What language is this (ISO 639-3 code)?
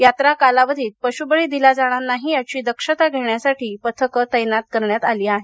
mar